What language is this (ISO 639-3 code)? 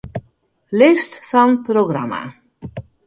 fry